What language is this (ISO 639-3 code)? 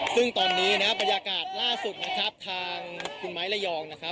tha